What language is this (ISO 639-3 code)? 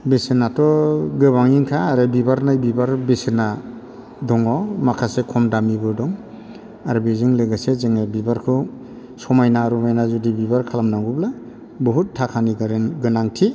brx